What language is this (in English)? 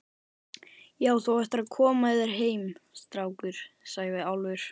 Icelandic